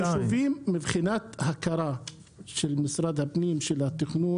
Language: Hebrew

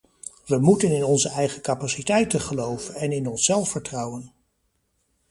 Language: Dutch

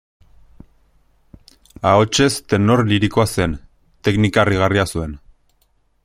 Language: Basque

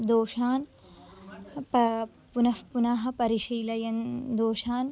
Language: Sanskrit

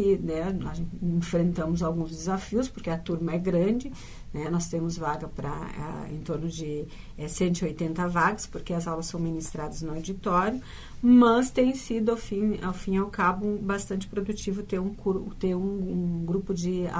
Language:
Portuguese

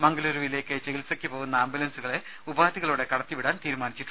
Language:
Malayalam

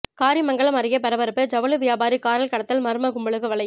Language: Tamil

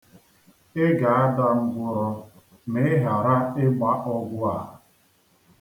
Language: Igbo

